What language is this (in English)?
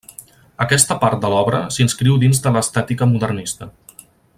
Catalan